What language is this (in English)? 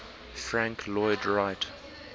English